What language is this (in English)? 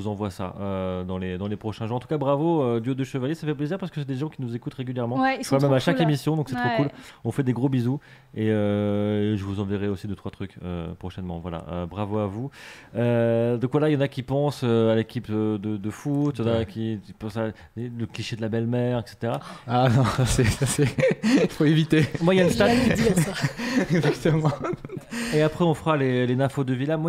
French